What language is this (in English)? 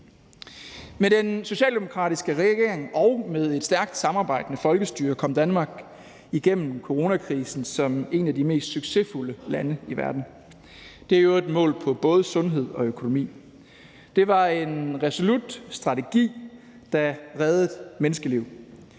Danish